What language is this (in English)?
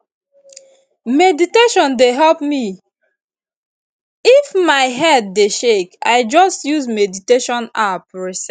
Nigerian Pidgin